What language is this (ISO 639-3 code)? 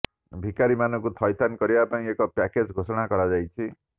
ori